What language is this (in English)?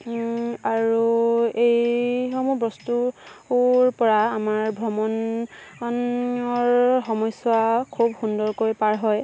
Assamese